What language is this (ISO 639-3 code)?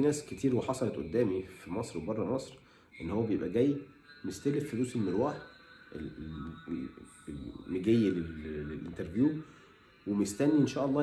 ara